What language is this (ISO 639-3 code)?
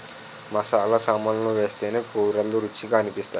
tel